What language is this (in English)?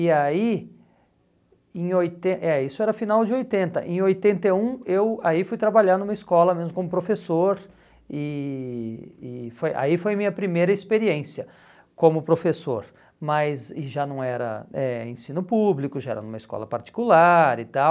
Portuguese